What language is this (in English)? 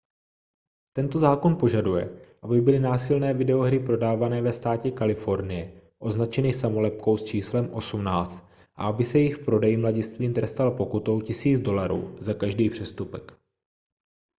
Czech